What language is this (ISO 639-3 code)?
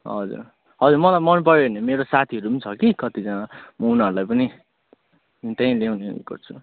nep